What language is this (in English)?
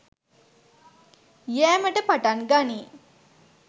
Sinhala